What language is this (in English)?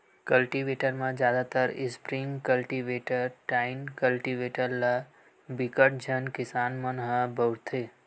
Chhattisgarhi